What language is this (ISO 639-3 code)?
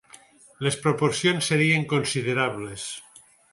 cat